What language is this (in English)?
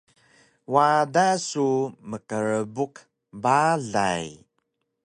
Taroko